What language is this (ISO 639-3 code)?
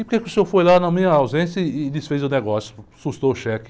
por